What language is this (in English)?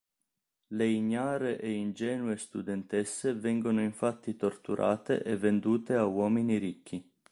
Italian